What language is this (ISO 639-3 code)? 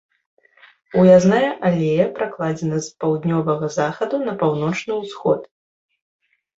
bel